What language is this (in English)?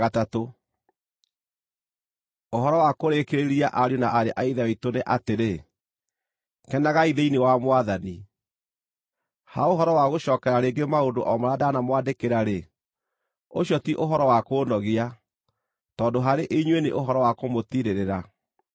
Kikuyu